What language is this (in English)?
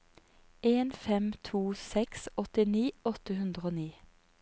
Norwegian